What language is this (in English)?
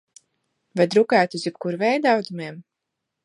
Latvian